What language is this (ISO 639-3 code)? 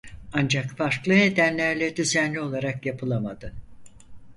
tur